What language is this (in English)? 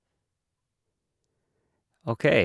Norwegian